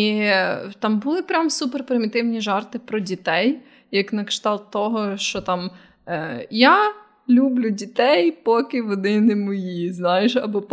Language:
Ukrainian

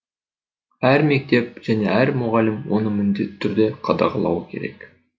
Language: Kazakh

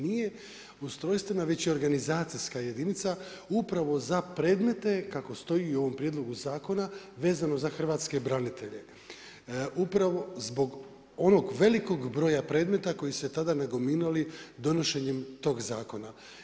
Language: Croatian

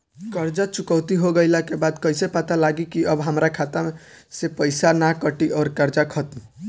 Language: Bhojpuri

